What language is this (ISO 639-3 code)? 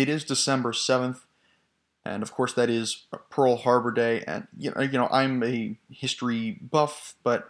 eng